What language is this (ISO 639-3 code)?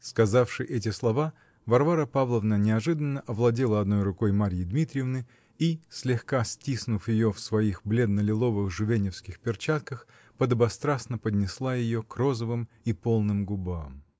rus